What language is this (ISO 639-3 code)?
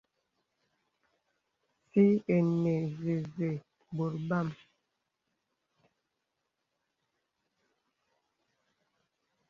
beb